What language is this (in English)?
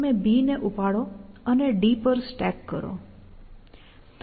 Gujarati